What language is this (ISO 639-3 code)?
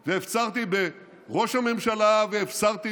heb